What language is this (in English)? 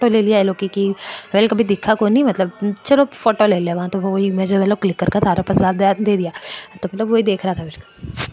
Marwari